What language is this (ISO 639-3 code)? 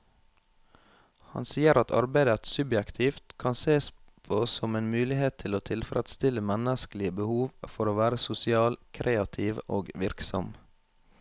nor